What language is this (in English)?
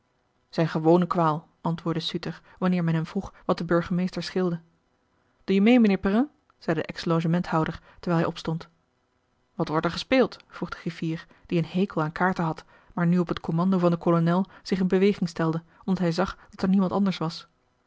Dutch